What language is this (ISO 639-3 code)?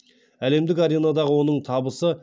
kaz